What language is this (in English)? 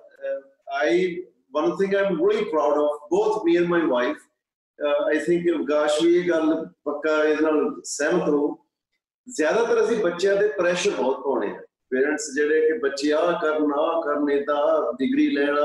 Punjabi